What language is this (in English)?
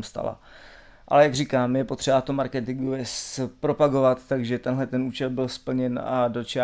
Czech